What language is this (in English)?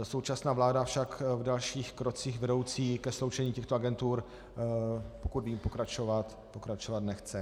Czech